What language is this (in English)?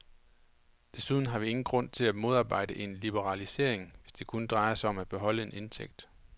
Danish